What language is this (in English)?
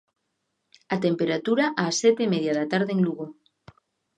Galician